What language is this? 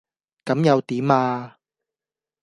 Cantonese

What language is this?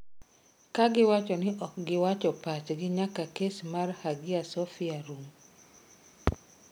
Luo (Kenya and Tanzania)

